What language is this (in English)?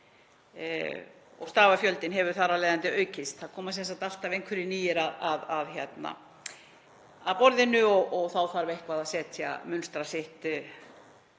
Icelandic